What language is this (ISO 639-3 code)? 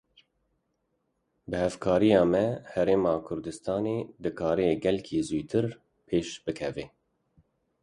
kur